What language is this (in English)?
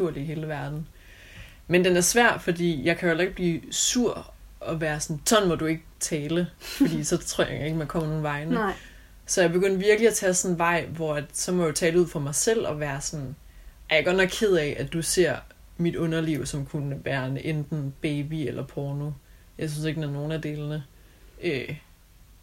Danish